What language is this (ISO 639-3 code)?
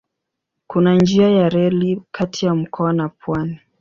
swa